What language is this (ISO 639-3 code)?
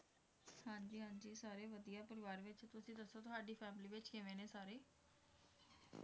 pan